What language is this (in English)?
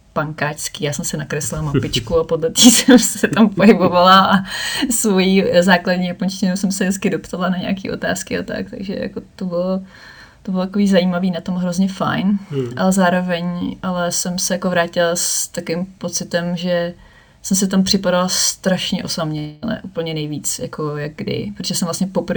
Czech